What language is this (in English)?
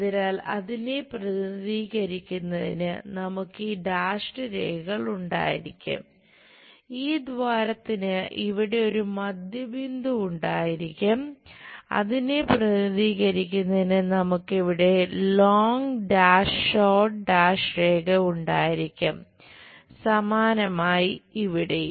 Malayalam